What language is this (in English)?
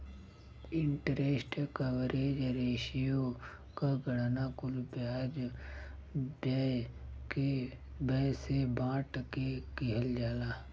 Bhojpuri